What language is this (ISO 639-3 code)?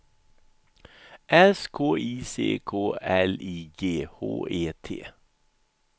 swe